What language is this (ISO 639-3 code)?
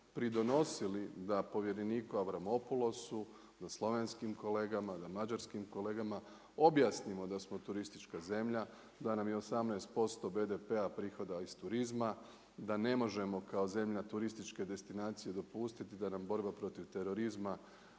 hrv